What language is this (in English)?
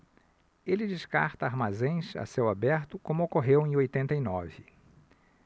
Portuguese